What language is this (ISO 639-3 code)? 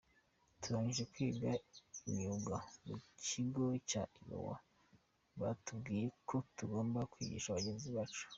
kin